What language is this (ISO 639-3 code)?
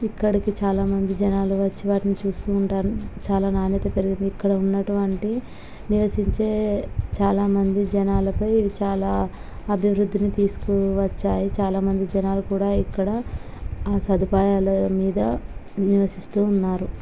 tel